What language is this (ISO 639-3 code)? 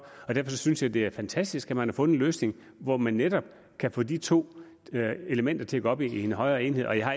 dan